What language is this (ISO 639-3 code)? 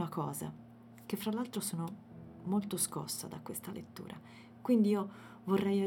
ita